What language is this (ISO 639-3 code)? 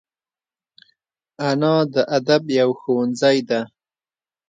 pus